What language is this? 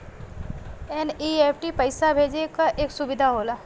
Bhojpuri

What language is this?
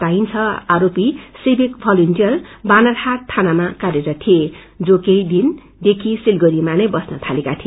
Nepali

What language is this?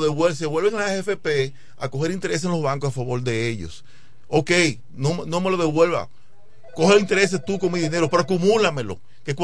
Spanish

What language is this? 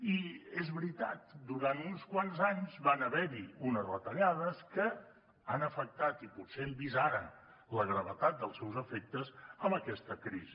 Catalan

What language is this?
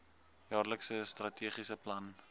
Afrikaans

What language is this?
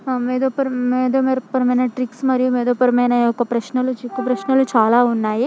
Telugu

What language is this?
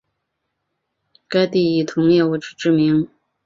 Chinese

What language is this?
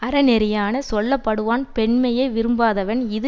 Tamil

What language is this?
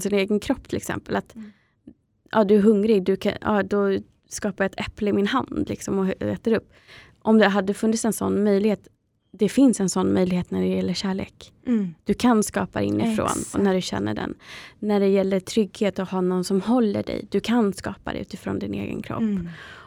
Swedish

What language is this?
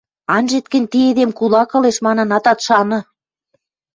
Western Mari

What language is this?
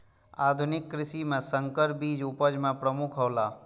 Maithili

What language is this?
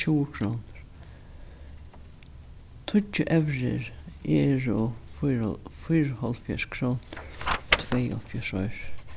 Faroese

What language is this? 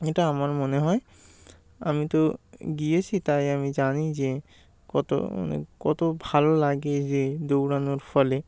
Bangla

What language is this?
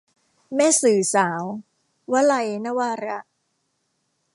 Thai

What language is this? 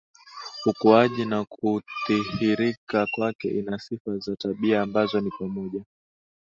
Swahili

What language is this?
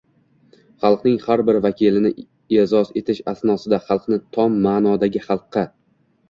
Uzbek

